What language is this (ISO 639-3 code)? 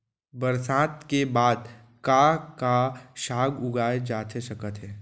hne